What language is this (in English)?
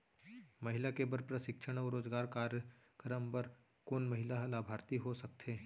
Chhattisgarhi